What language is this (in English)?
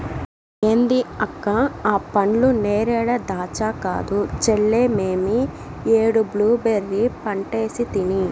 Telugu